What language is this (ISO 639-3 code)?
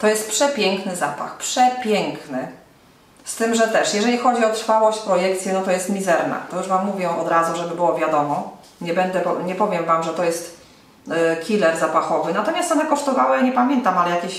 pol